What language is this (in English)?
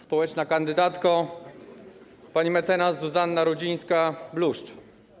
Polish